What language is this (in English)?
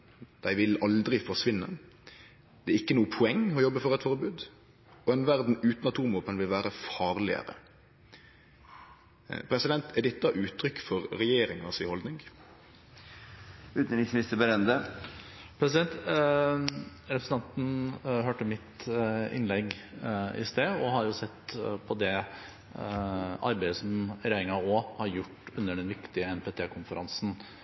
Norwegian